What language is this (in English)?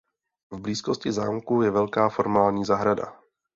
Czech